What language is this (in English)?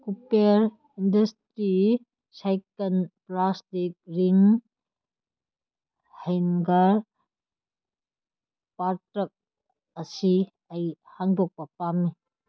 Manipuri